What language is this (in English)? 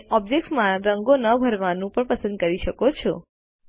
Gujarati